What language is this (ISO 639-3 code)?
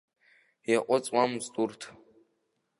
abk